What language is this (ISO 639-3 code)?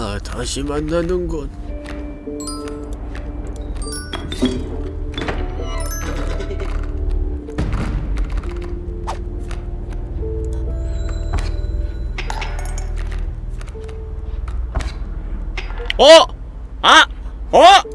kor